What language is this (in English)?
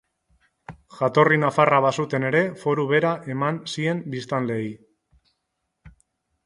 Basque